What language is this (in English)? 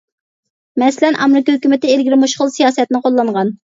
Uyghur